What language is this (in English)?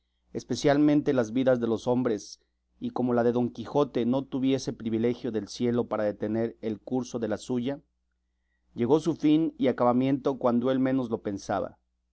Spanish